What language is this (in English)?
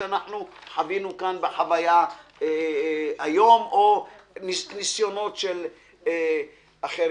Hebrew